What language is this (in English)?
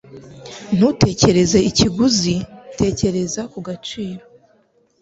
Kinyarwanda